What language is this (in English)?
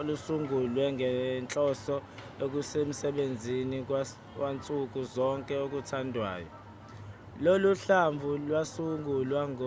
Zulu